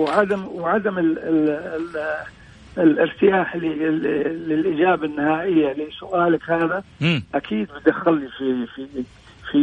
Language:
Arabic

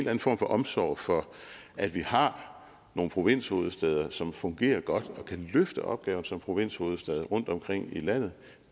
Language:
Danish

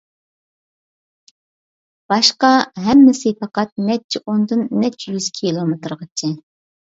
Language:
Uyghur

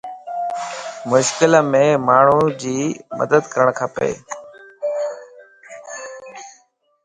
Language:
Lasi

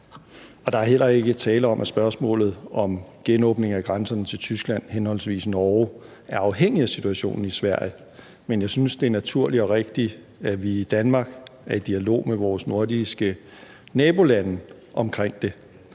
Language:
Danish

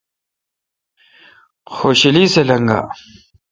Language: Kalkoti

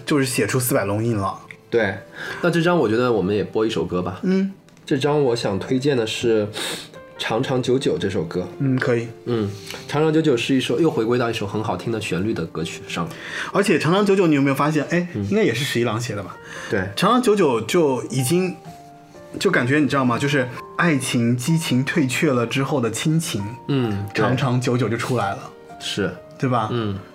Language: Chinese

